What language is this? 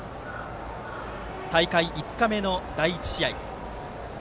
Japanese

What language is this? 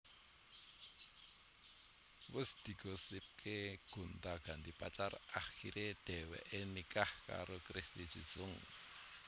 Javanese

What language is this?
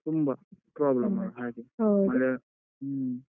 Kannada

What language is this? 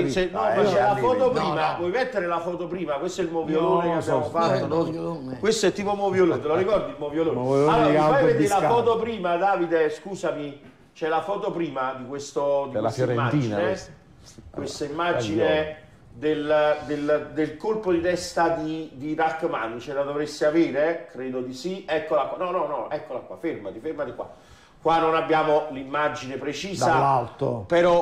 Italian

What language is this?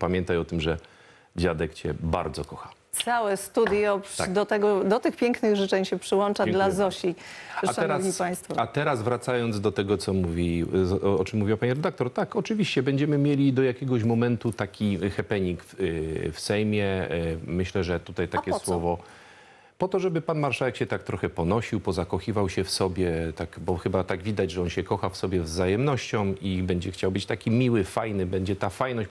Polish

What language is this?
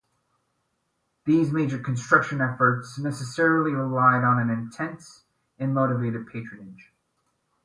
English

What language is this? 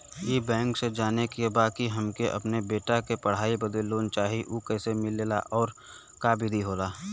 Bhojpuri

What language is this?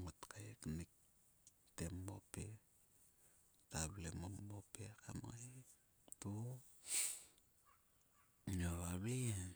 Sulka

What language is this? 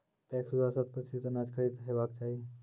Maithili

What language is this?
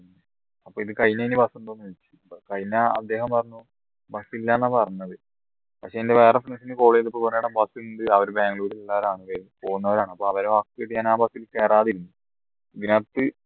Malayalam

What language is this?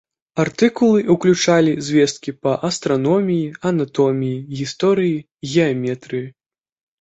Belarusian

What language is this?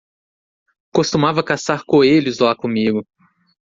Portuguese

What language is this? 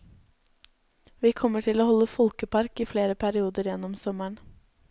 Norwegian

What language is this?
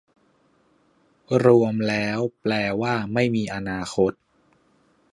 Thai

